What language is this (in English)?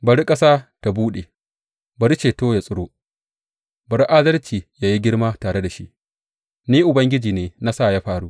Hausa